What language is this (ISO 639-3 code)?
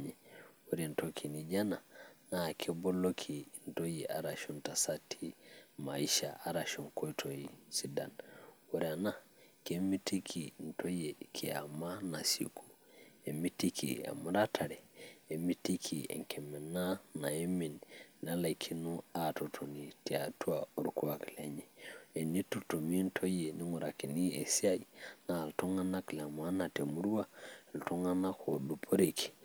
mas